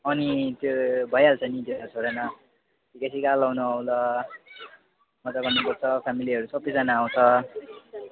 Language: Nepali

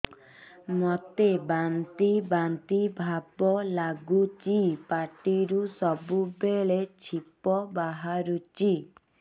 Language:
Odia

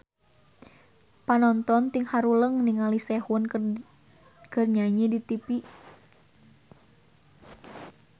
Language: Sundanese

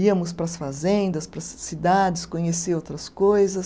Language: Portuguese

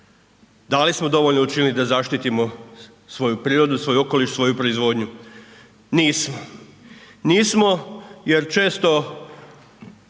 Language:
Croatian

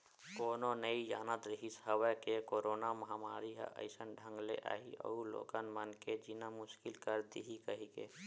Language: Chhattisgarhi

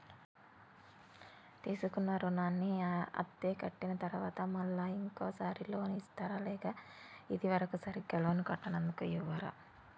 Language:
Telugu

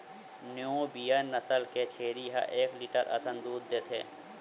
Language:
Chhattisgarhi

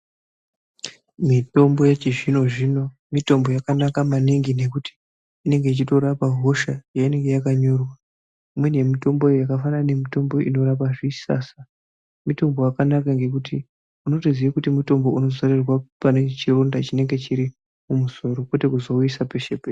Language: Ndau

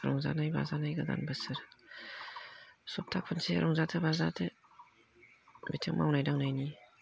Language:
Bodo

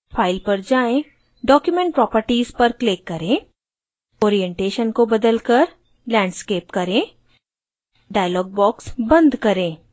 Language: Hindi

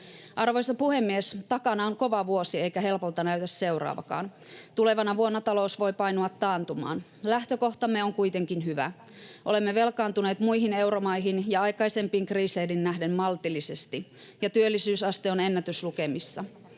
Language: Finnish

